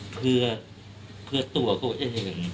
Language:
Thai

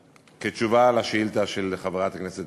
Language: Hebrew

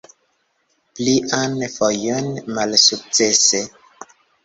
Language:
Esperanto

